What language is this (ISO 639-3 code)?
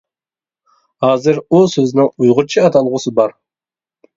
uig